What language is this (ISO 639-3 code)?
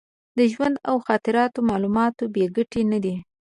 pus